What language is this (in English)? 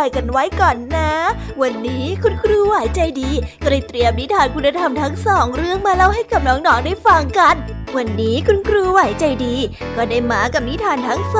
Thai